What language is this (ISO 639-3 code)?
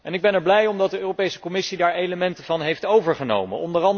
nld